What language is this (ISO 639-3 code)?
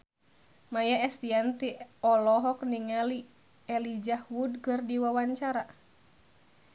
sun